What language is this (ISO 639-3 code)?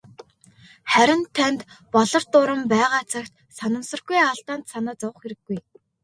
mon